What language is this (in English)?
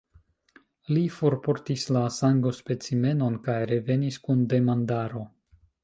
Esperanto